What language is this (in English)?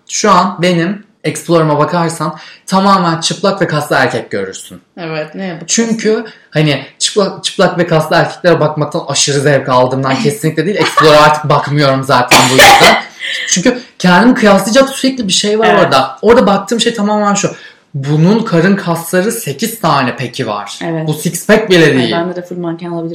Turkish